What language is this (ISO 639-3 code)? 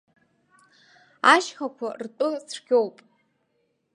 abk